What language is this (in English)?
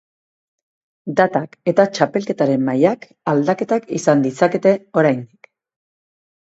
Basque